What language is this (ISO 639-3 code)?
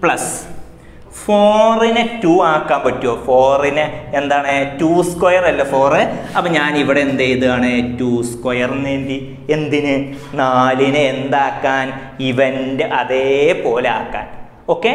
ind